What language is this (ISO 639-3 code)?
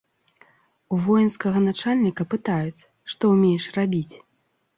bel